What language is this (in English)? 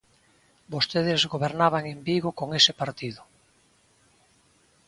Galician